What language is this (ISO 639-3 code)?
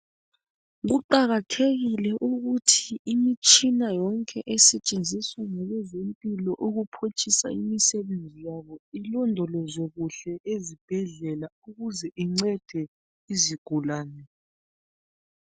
nde